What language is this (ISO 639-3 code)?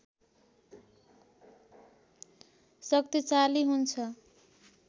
nep